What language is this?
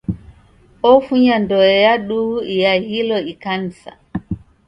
Taita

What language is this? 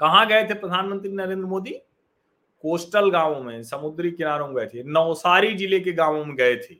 Hindi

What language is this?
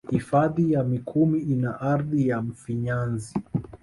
Swahili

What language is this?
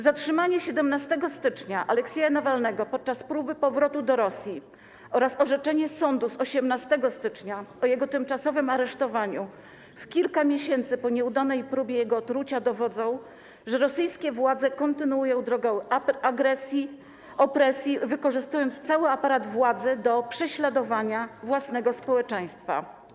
Polish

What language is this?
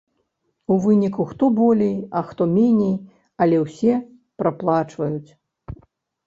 Belarusian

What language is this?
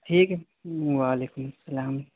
Urdu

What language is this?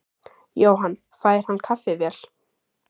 Icelandic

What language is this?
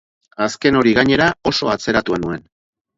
Basque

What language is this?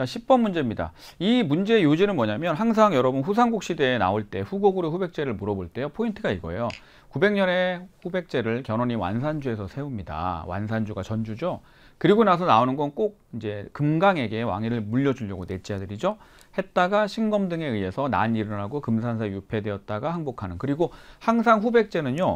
Korean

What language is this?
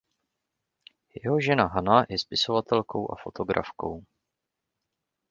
Czech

